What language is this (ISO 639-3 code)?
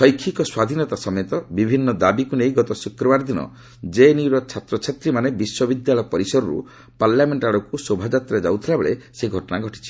ori